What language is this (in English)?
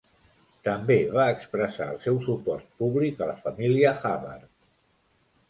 Catalan